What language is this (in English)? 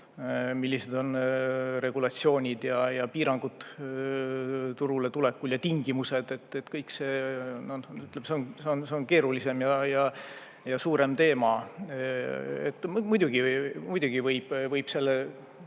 Estonian